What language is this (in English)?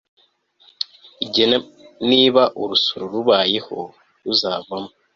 Kinyarwanda